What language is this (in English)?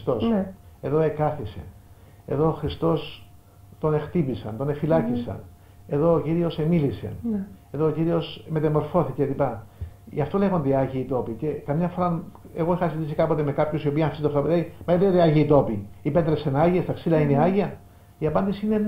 Greek